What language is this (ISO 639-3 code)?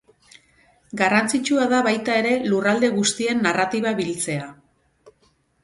eus